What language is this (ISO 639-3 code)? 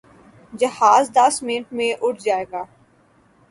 urd